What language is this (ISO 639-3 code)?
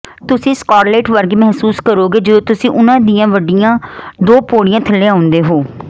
pan